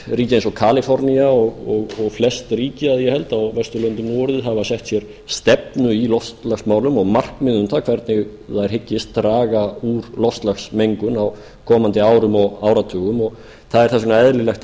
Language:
Icelandic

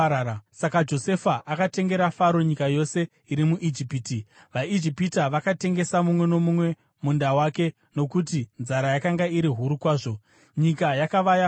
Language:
Shona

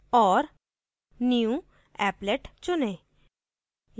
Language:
Hindi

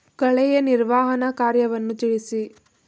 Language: Kannada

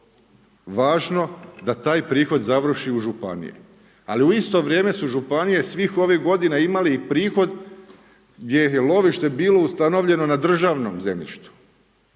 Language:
Croatian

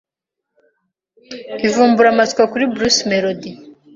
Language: Kinyarwanda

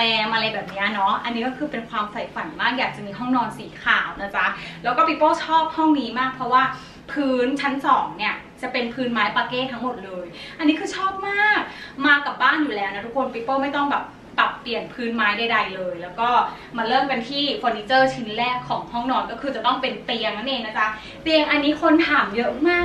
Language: Thai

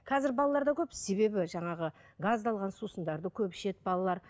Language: Kazakh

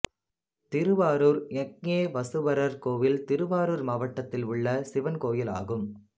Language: Tamil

